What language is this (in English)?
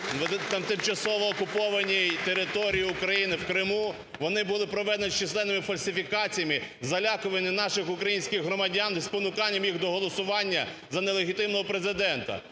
Ukrainian